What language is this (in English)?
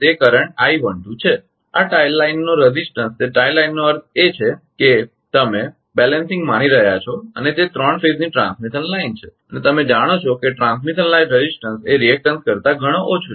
Gujarati